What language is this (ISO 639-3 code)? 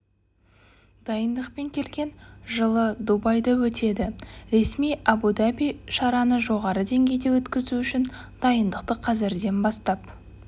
kaz